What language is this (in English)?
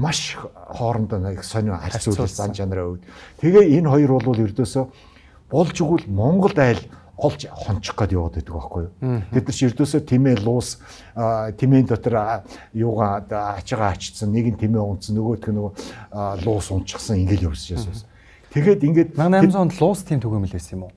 Turkish